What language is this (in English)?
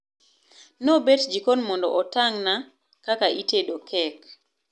Luo (Kenya and Tanzania)